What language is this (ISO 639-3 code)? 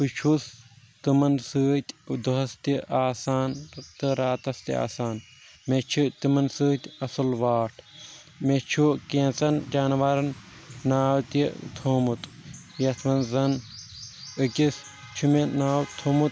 kas